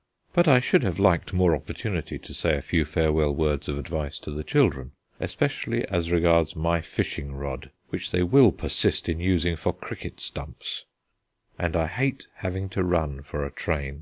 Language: English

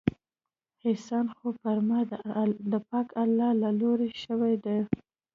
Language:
Pashto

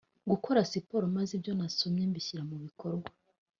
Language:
Kinyarwanda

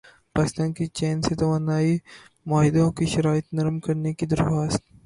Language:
Urdu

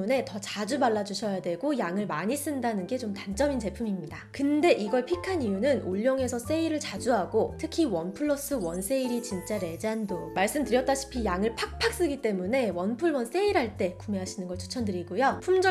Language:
Korean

